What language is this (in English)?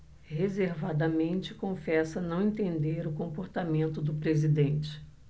Portuguese